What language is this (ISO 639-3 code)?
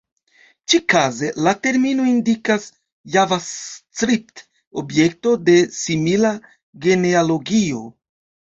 epo